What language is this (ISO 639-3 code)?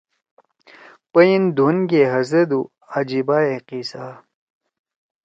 trw